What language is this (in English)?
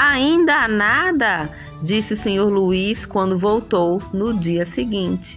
Portuguese